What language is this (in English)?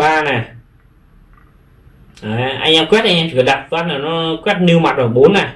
Vietnamese